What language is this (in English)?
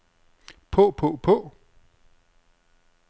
Danish